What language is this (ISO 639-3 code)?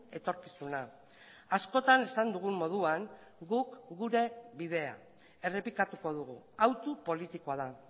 eus